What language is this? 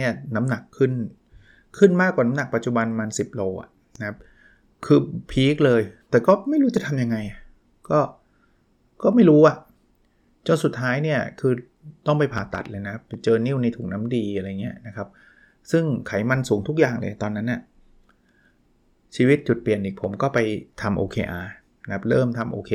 Thai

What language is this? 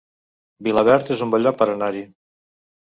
Catalan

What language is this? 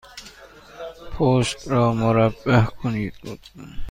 Persian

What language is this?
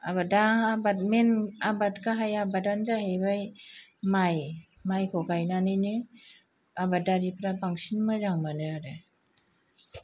Bodo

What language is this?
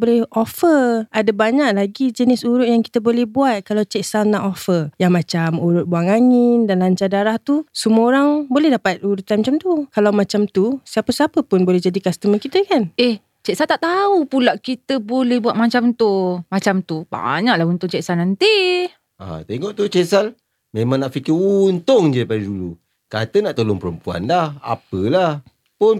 Malay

